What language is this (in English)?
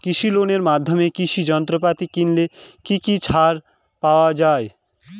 Bangla